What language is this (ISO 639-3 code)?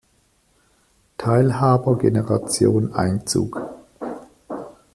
deu